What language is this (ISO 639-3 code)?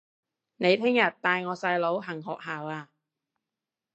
yue